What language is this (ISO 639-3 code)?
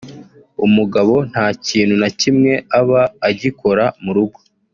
kin